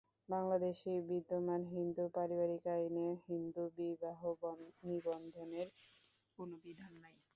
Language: Bangla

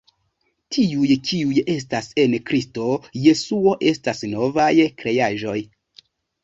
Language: Esperanto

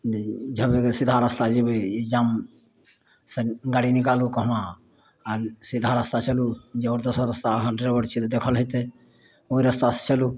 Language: Maithili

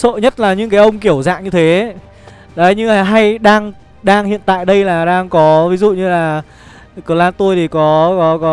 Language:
Vietnamese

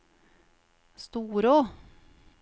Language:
Norwegian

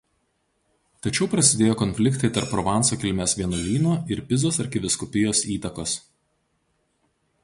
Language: Lithuanian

